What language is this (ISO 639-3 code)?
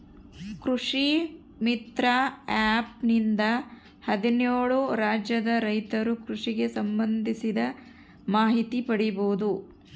kan